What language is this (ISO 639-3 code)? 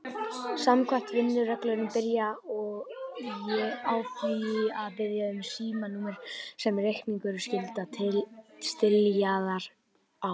isl